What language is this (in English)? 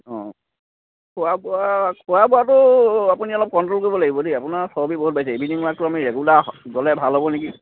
Assamese